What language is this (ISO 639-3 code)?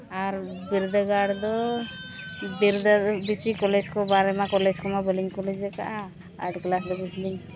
sat